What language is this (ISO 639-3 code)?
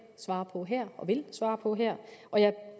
dan